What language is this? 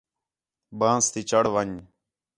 Khetrani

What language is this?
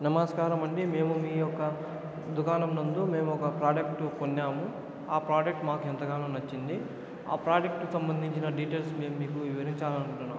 Telugu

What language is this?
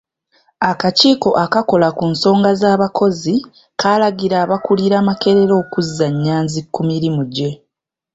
Ganda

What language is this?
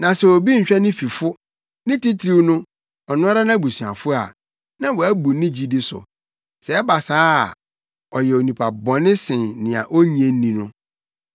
Akan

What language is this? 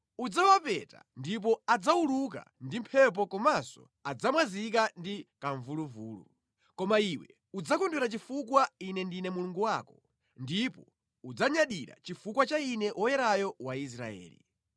Nyanja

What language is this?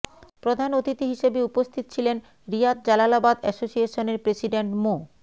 Bangla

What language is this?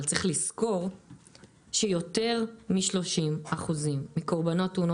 Hebrew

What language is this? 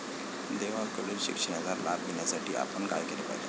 Marathi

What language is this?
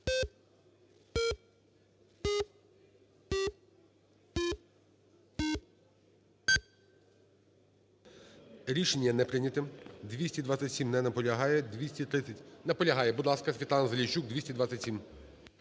Ukrainian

